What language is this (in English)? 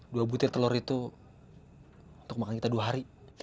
Indonesian